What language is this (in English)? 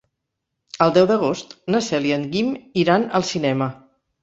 Catalan